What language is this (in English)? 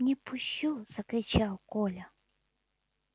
Russian